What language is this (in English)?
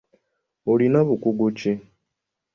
Ganda